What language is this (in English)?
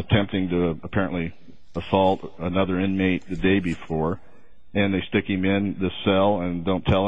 English